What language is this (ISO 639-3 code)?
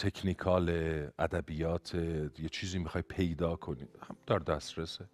fas